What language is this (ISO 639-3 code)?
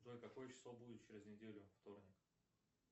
rus